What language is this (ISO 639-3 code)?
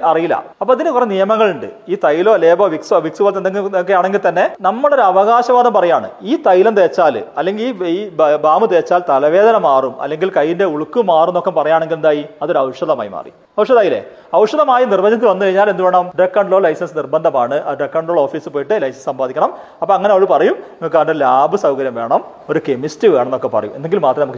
mal